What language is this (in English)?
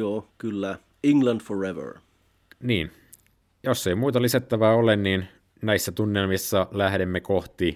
Finnish